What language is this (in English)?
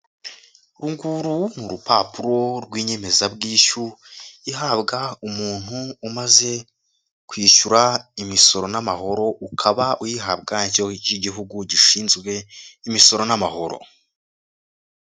Kinyarwanda